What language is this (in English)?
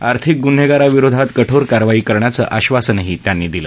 Marathi